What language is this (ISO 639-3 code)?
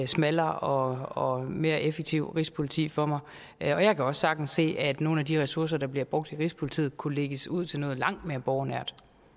dan